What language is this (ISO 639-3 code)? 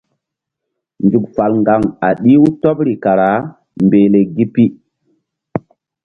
mdd